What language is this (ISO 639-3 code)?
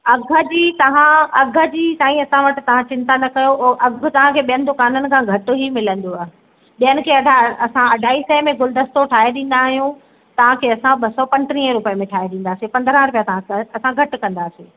snd